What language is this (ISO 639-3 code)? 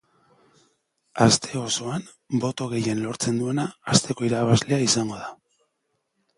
eus